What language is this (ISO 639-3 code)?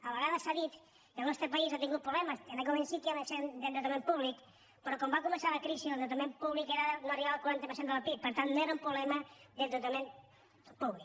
cat